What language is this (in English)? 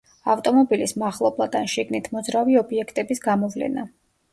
Georgian